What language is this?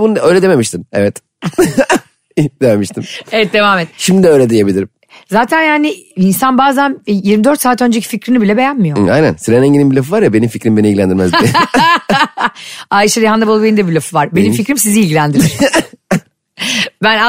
Turkish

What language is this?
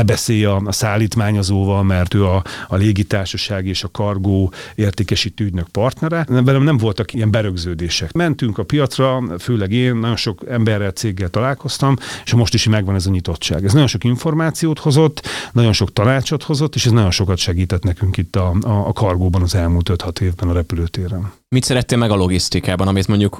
Hungarian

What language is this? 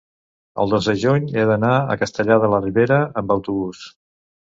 Catalan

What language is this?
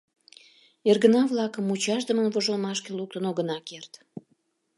Mari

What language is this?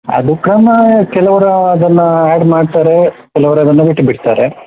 Kannada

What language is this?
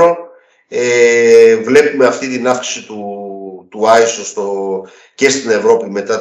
Greek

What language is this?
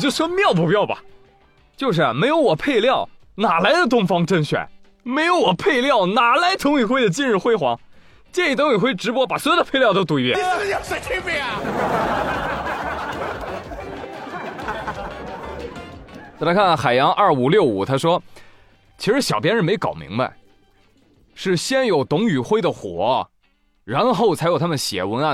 Chinese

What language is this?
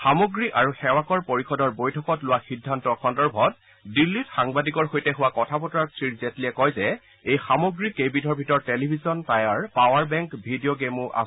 Assamese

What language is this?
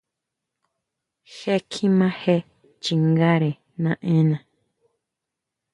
Huautla Mazatec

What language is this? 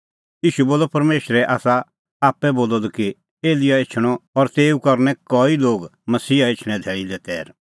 Kullu Pahari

